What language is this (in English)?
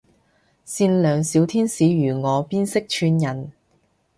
Cantonese